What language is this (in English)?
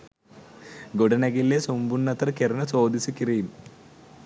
Sinhala